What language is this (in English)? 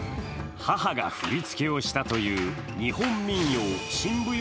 Japanese